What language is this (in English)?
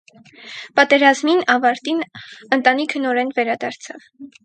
Armenian